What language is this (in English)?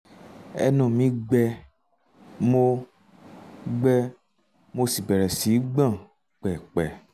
Yoruba